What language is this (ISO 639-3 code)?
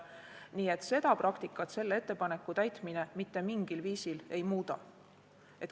est